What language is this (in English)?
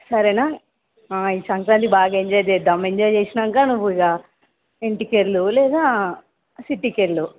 Telugu